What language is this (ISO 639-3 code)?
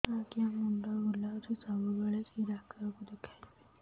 ori